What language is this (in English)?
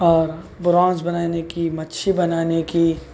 Urdu